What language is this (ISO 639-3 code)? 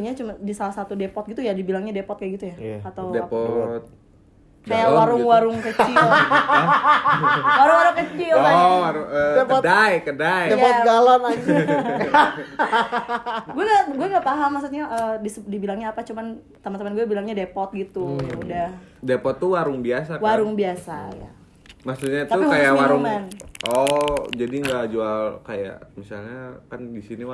ind